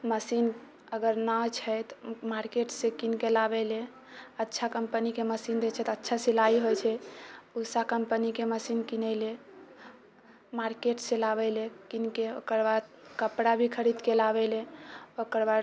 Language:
Maithili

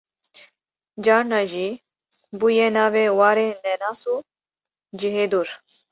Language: Kurdish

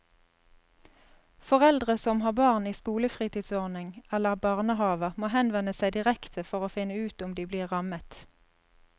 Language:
Norwegian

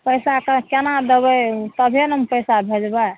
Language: Maithili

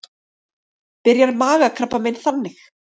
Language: Icelandic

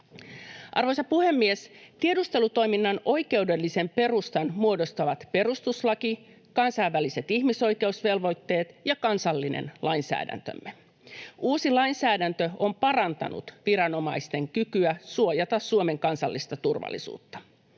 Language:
Finnish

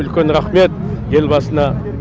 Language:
Kazakh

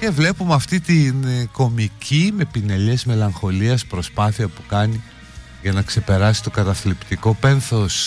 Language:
Greek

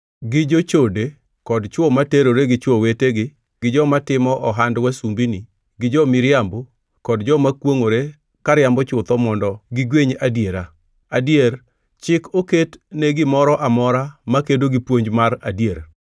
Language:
Luo (Kenya and Tanzania)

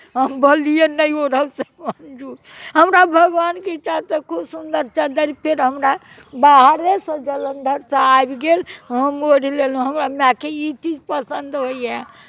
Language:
Maithili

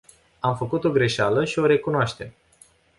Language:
Romanian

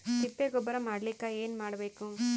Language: Kannada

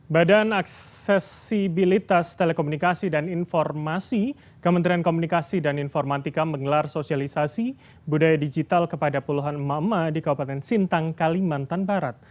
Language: Indonesian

